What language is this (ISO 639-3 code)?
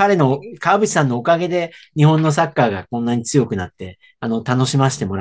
jpn